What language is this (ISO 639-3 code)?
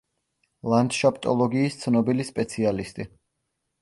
kat